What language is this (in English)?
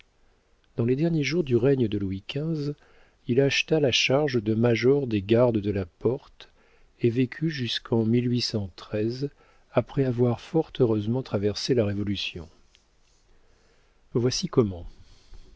French